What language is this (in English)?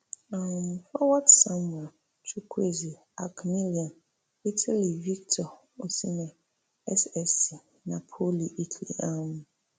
Nigerian Pidgin